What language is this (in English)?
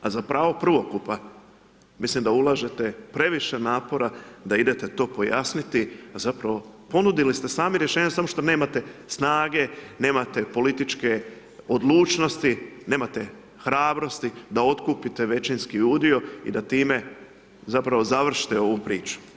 Croatian